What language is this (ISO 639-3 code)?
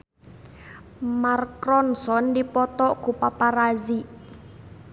sun